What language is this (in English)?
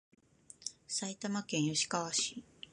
Japanese